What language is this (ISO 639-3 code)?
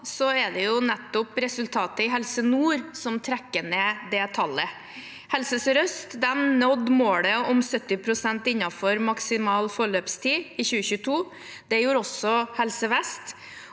nor